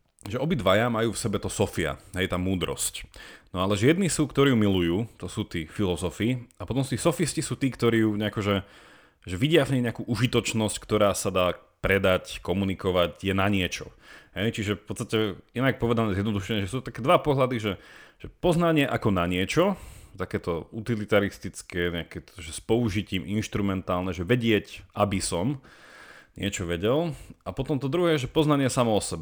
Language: Slovak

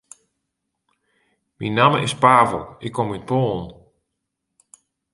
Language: Western Frisian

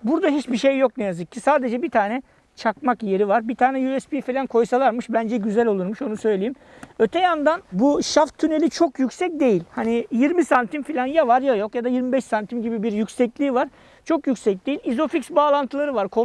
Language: Turkish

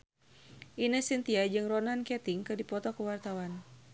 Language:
Sundanese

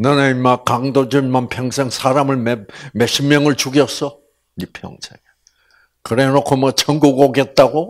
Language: Korean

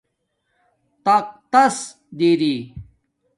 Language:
Domaaki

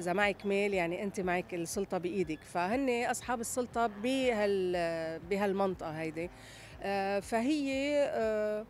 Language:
Arabic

